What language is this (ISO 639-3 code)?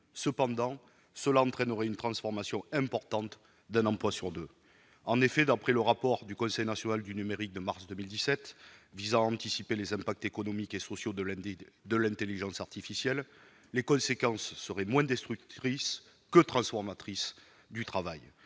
fra